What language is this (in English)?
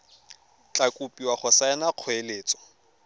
Tswana